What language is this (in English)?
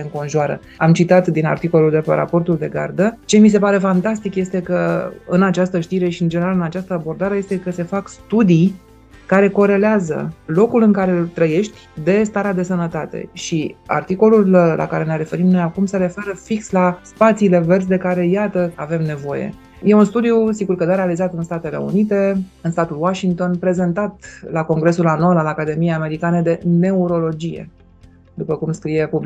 Romanian